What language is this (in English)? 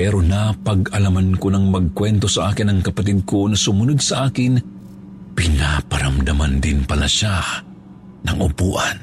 Filipino